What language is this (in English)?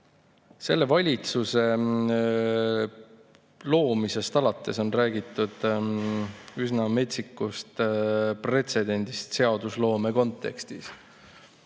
Estonian